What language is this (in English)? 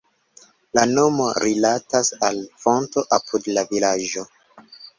Esperanto